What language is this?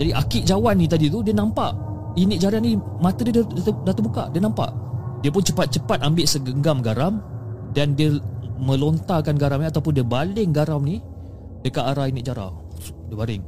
Malay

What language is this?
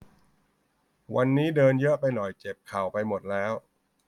Thai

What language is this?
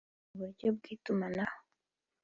Kinyarwanda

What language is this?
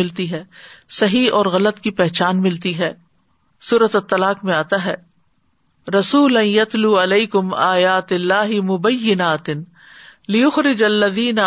Urdu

